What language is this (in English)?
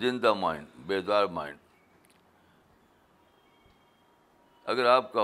Urdu